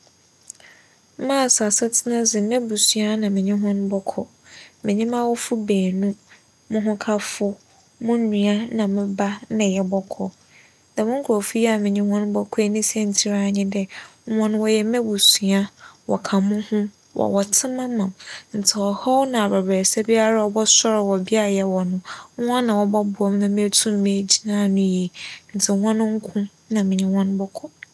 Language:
Akan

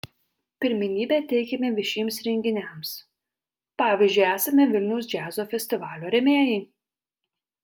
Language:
Lithuanian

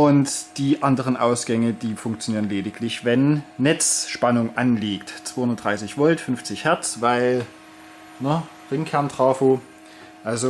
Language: German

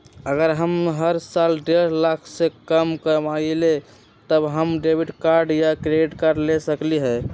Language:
Magahi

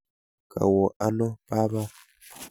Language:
Kalenjin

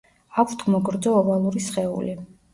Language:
Georgian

